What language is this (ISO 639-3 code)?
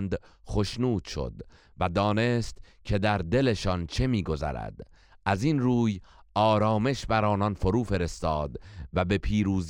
fas